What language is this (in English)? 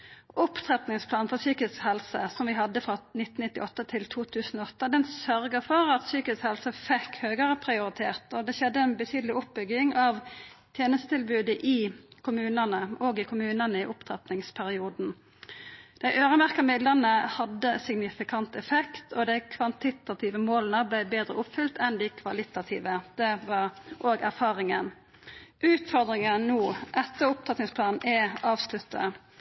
Norwegian Nynorsk